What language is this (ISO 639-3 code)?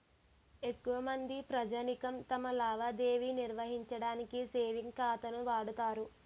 tel